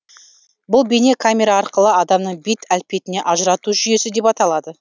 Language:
Kazakh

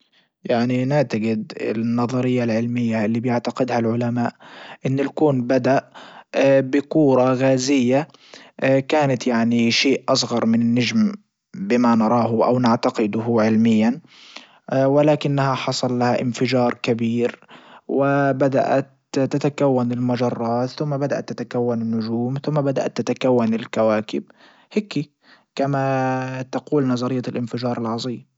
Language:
Libyan Arabic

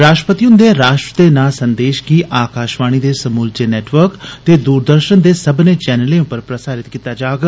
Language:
Dogri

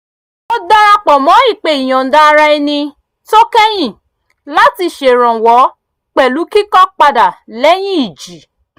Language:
Yoruba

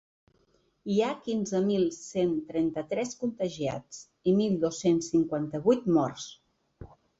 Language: Catalan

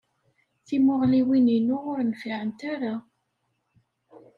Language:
Kabyle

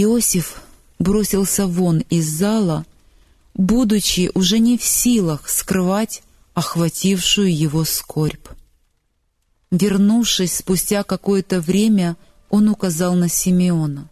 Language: Russian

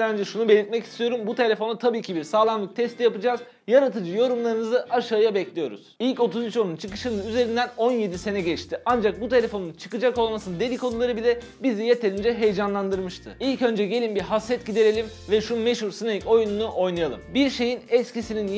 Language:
Turkish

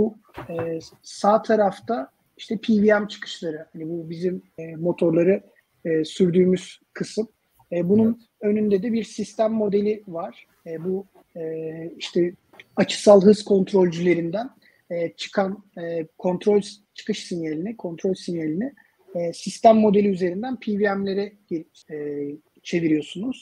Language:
Turkish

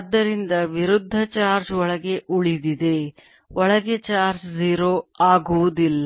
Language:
Kannada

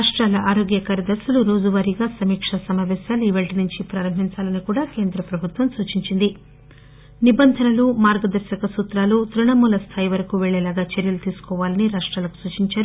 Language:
Telugu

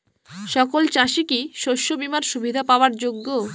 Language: Bangla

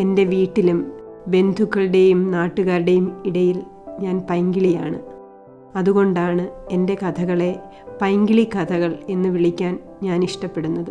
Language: Malayalam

